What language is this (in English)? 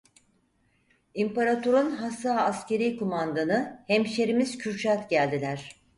Turkish